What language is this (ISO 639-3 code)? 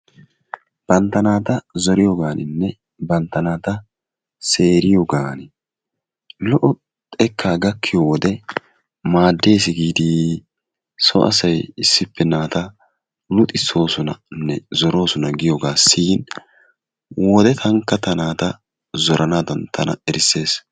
wal